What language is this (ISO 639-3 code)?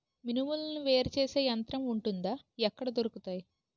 tel